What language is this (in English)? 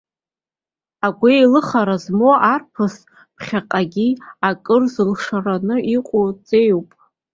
Abkhazian